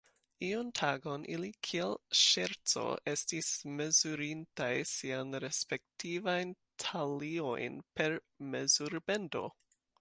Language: Esperanto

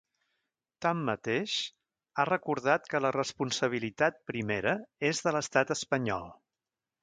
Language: Catalan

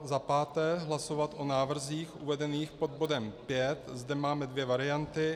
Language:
Czech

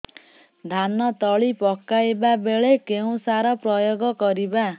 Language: Odia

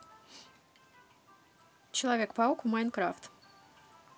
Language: Russian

